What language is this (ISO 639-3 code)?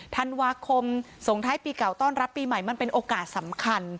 tha